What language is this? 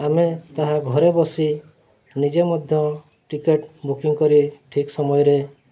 Odia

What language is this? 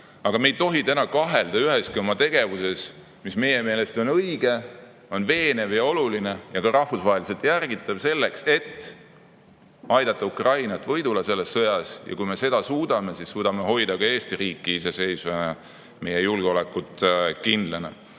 Estonian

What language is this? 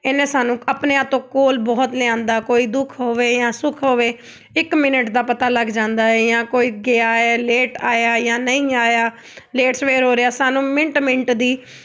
Punjabi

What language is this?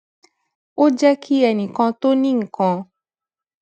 Yoruba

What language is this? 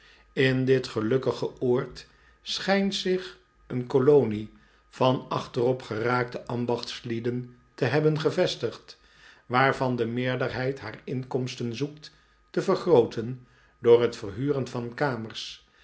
Dutch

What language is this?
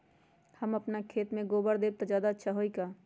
Magahi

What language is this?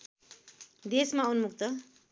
Nepali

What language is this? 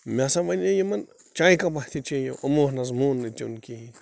Kashmiri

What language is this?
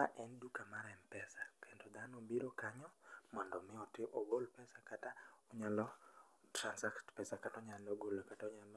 Luo (Kenya and Tanzania)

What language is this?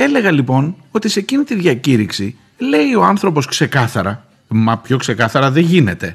Greek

